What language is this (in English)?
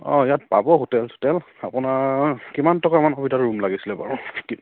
Assamese